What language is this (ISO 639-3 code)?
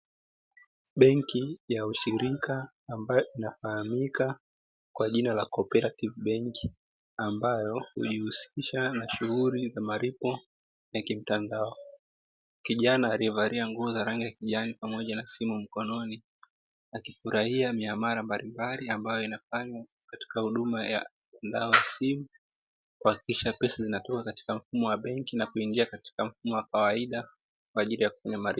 swa